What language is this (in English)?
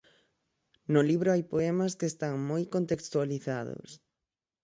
Galician